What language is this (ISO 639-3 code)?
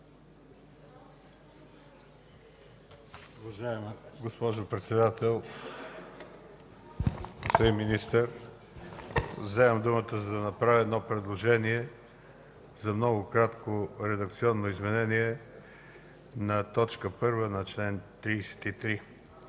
bul